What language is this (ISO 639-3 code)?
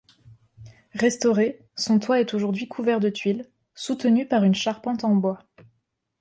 fra